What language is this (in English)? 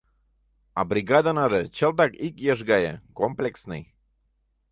Mari